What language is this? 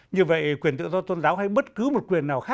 Vietnamese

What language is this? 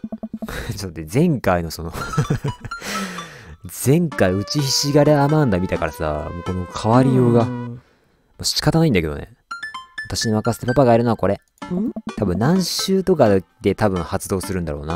Japanese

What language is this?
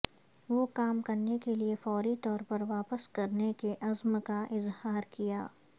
Urdu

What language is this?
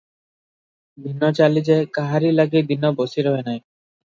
Odia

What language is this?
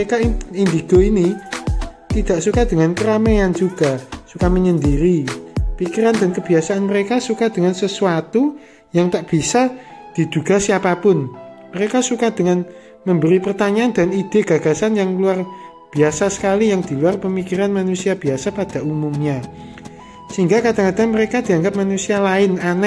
Indonesian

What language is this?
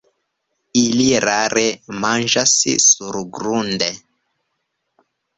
Esperanto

